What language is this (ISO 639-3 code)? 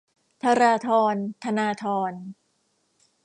tha